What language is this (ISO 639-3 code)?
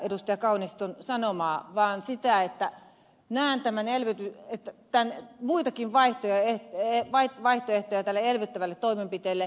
fin